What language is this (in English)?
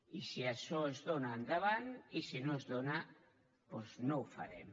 Catalan